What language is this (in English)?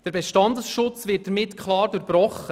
Swiss German